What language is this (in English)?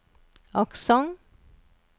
Norwegian